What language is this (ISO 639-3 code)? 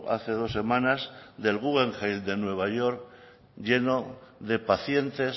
spa